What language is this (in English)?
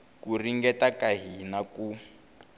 Tsonga